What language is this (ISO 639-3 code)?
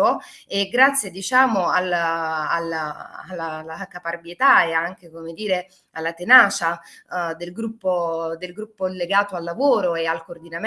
ita